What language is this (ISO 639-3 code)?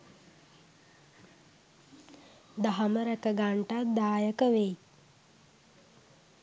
sin